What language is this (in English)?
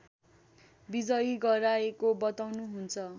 Nepali